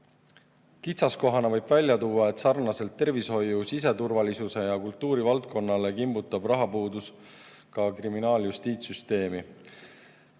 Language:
Estonian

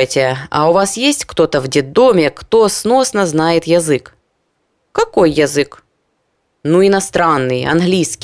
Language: Ukrainian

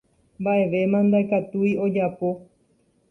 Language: Guarani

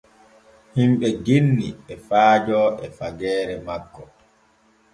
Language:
Borgu Fulfulde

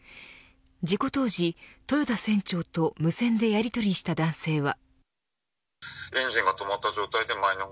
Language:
Japanese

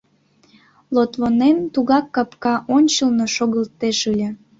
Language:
Mari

